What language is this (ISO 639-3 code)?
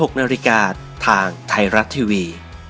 tha